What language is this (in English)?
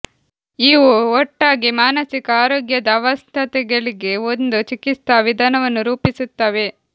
Kannada